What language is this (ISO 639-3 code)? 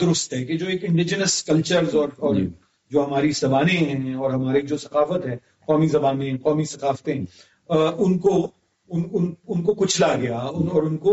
urd